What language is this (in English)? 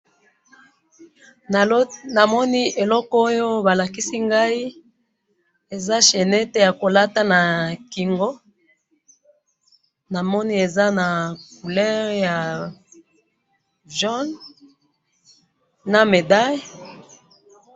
Lingala